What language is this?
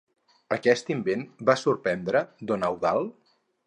Catalan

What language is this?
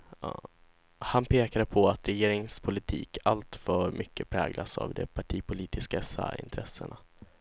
Swedish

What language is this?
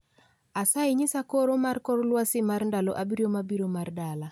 Luo (Kenya and Tanzania)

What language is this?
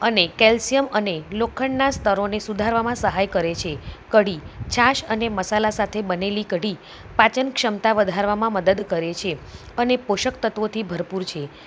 Gujarati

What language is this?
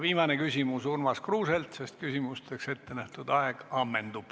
Estonian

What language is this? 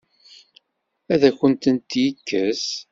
Kabyle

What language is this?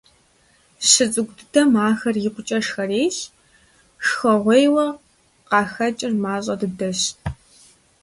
Kabardian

